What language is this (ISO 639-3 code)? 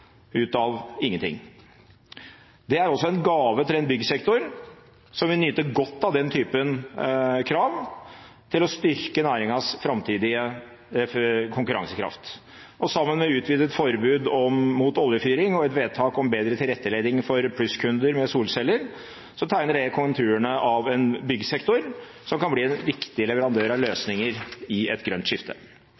nob